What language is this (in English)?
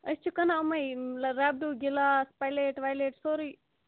Kashmiri